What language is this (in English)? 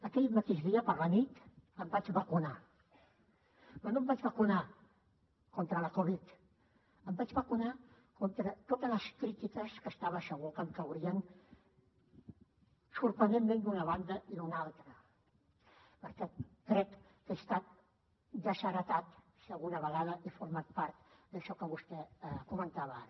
Catalan